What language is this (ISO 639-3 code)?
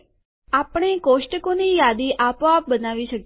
guj